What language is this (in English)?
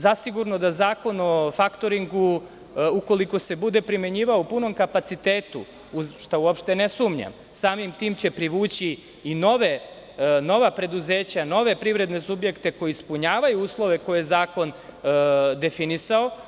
Serbian